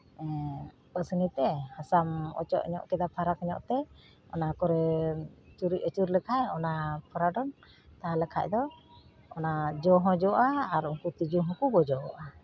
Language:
Santali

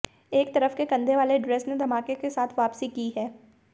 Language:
Hindi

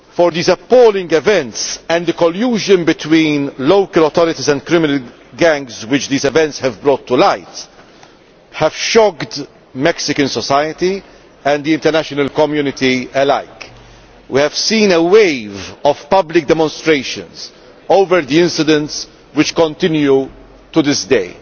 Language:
English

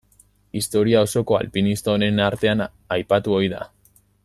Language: Basque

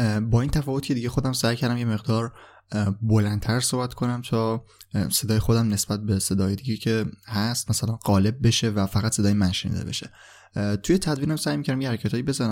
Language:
Persian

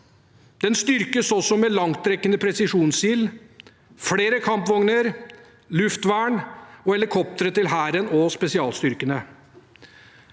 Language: Norwegian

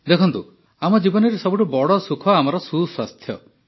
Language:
Odia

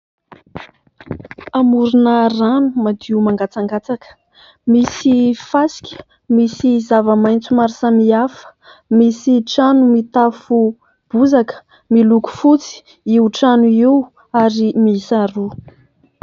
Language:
Malagasy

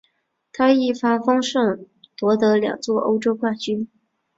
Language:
Chinese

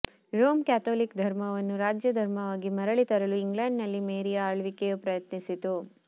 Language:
Kannada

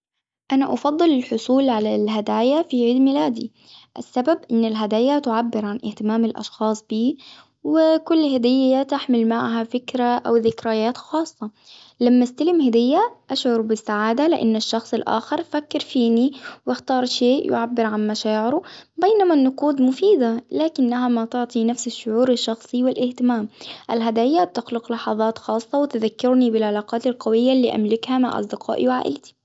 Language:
Hijazi Arabic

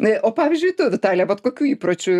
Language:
Lithuanian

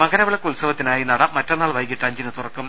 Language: Malayalam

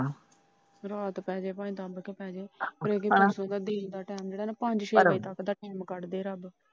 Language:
Punjabi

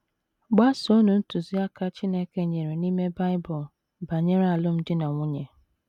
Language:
Igbo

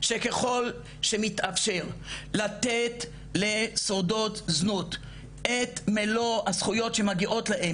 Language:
Hebrew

